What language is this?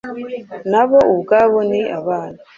Kinyarwanda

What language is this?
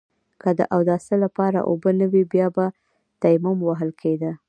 Pashto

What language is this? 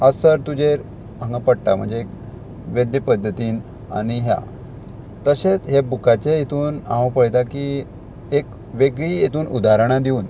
Konkani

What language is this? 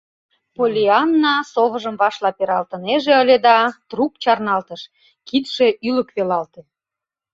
Mari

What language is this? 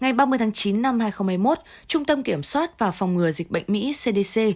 Vietnamese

